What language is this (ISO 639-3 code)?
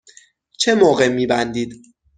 fas